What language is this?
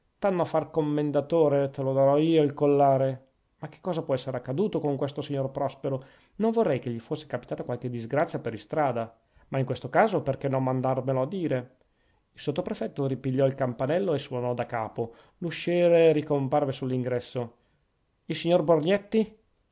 Italian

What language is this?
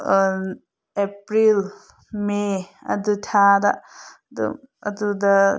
Manipuri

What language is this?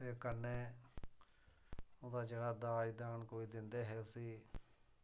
Dogri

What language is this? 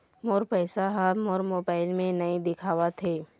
Chhattisgarhi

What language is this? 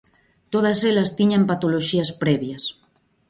Galician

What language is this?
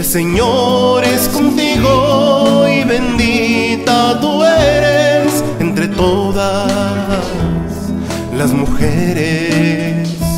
Spanish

